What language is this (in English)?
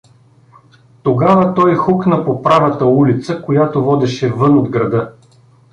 Bulgarian